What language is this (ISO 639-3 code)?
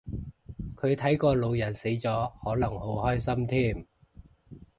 yue